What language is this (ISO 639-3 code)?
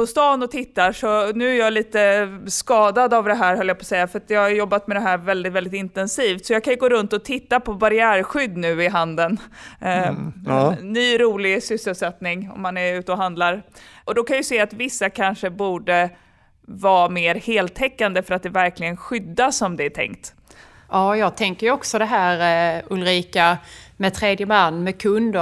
swe